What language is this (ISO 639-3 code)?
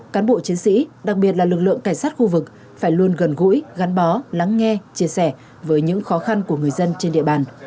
vie